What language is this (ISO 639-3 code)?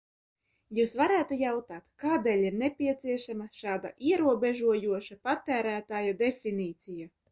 lav